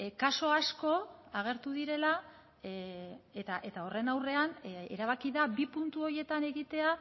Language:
Basque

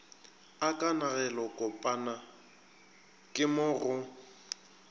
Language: Northern Sotho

